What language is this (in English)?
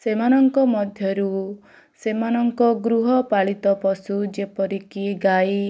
Odia